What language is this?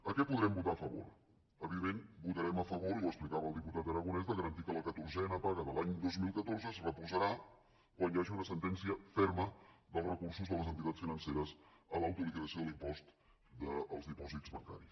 Catalan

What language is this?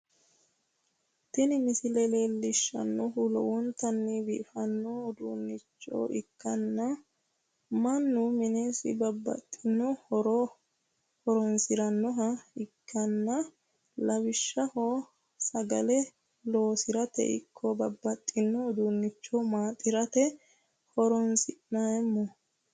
Sidamo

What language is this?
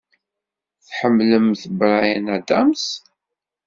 Kabyle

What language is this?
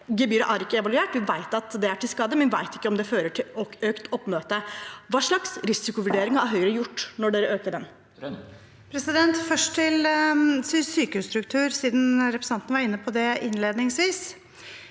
Norwegian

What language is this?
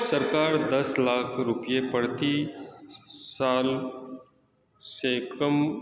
Urdu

